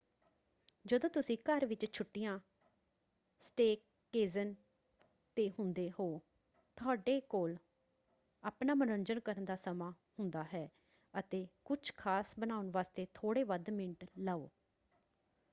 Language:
Punjabi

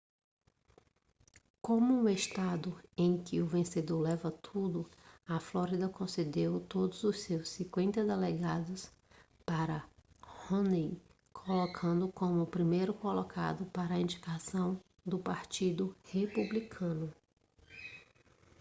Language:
Portuguese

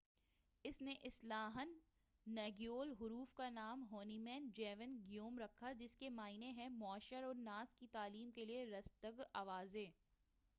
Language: Urdu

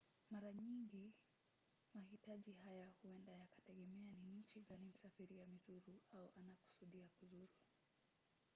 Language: Swahili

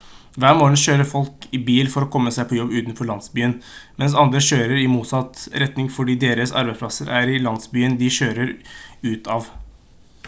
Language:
Norwegian Bokmål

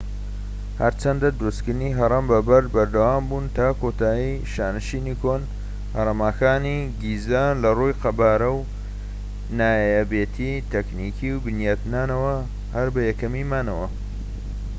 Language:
Central Kurdish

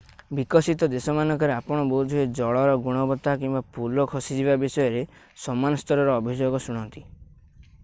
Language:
Odia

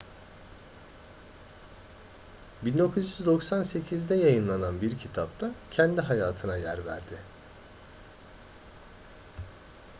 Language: Turkish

